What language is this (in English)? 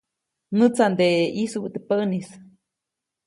Copainalá Zoque